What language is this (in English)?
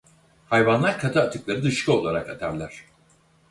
Turkish